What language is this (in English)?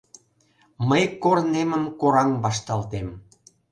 Mari